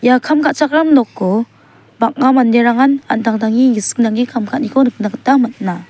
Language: Garo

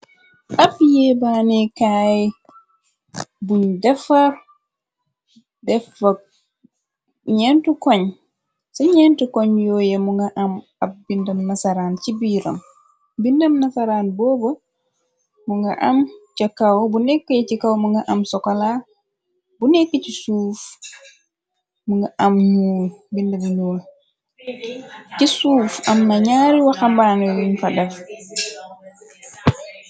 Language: Wolof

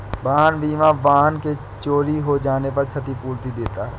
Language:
Hindi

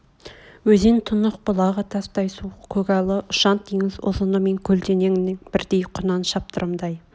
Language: Kazakh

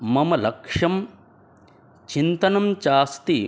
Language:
Sanskrit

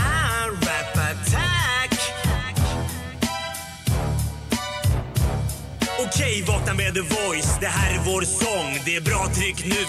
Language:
Swedish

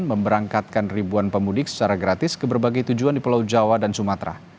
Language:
Indonesian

